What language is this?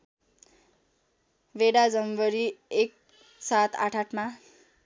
Nepali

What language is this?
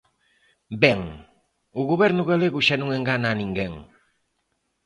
Galician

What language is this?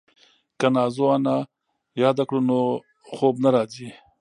Pashto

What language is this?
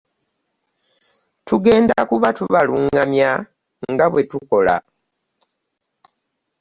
Ganda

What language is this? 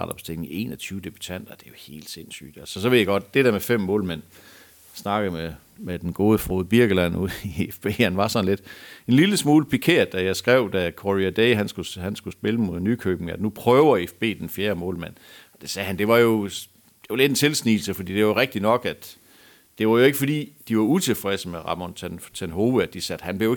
Danish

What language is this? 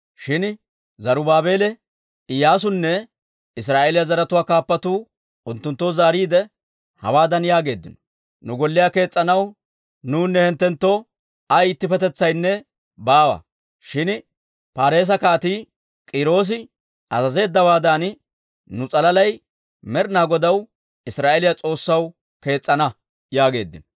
Dawro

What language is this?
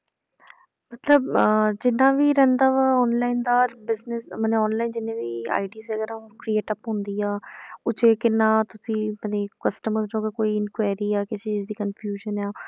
Punjabi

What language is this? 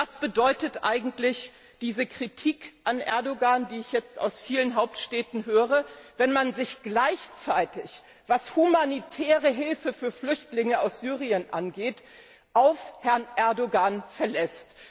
German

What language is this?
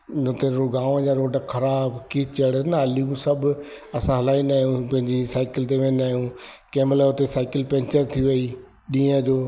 Sindhi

